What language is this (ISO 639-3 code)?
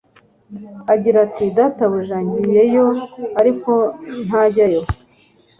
kin